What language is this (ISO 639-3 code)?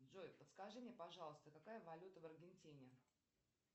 rus